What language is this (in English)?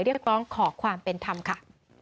Thai